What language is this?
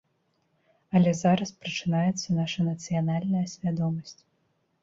Belarusian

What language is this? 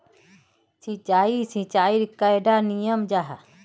Magahi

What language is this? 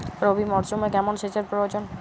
Bangla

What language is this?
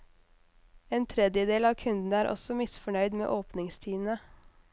Norwegian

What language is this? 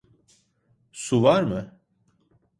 Turkish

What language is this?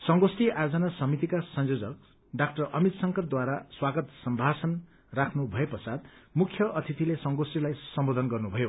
Nepali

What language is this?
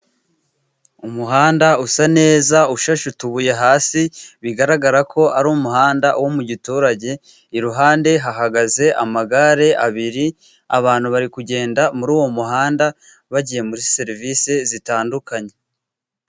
Kinyarwanda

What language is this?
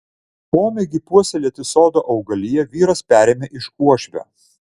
Lithuanian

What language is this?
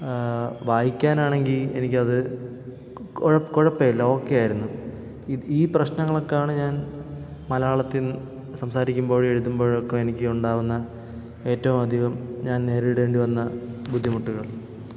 Malayalam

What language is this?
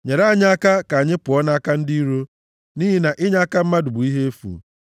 Igbo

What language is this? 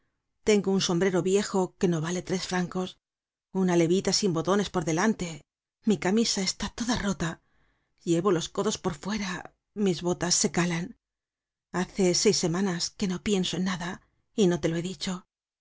Spanish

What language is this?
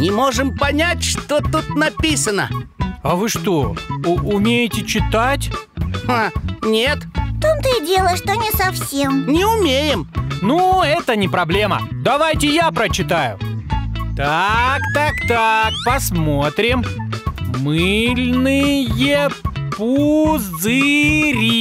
Russian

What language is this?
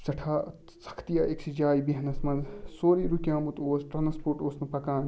Kashmiri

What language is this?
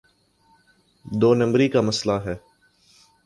Urdu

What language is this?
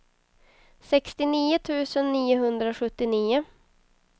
Swedish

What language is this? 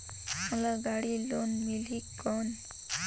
Chhattisgarhi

